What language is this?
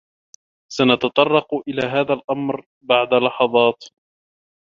Arabic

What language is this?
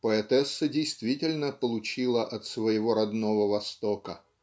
Russian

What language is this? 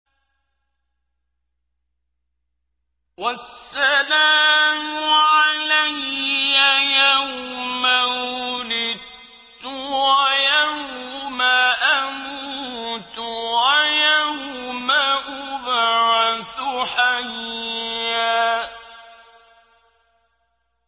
Arabic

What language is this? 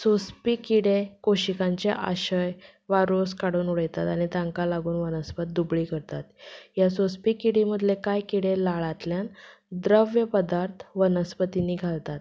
Konkani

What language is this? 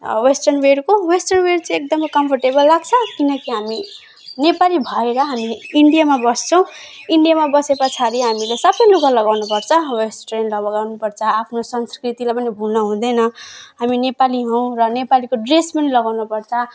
Nepali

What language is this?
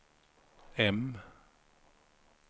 Swedish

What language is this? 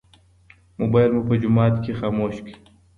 Pashto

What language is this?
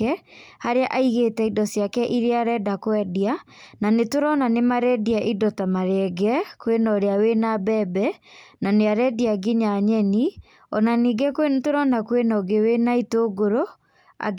Kikuyu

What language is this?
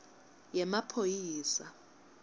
Swati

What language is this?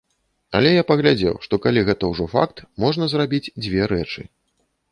Belarusian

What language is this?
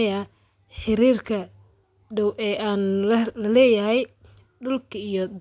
Somali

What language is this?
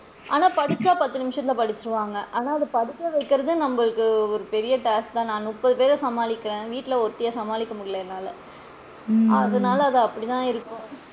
Tamil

